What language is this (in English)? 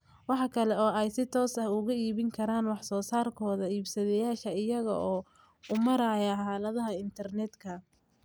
Somali